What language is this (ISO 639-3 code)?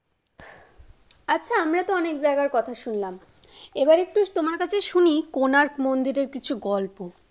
ben